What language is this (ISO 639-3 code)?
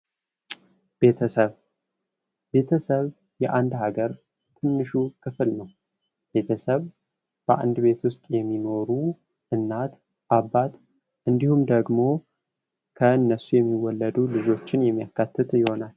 amh